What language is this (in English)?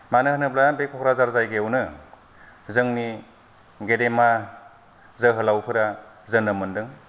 Bodo